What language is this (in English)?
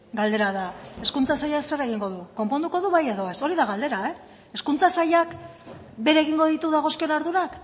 Basque